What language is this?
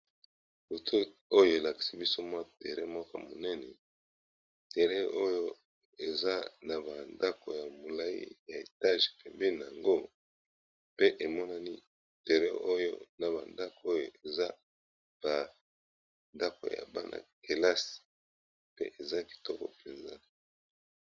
Lingala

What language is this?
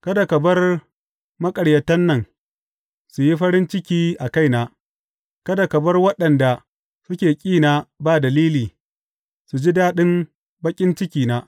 Hausa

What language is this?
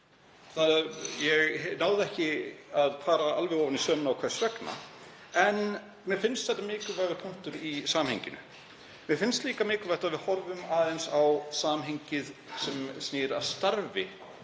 Icelandic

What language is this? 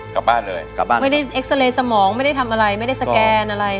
Thai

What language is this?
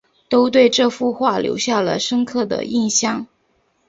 Chinese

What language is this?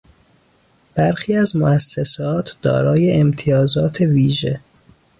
Persian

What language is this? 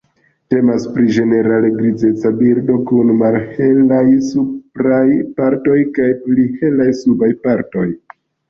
Esperanto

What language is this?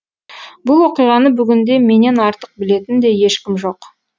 Kazakh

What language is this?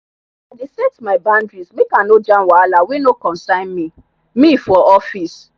Nigerian Pidgin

